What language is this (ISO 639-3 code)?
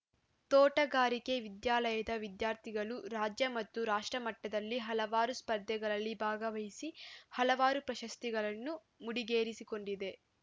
kan